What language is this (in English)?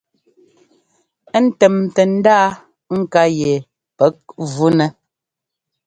Ngomba